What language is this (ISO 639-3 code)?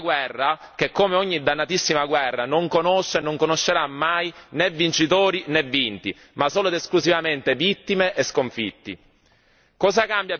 ita